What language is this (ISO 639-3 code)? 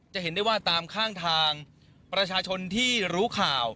tha